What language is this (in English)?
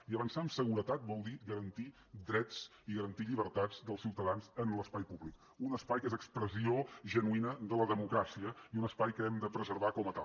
Catalan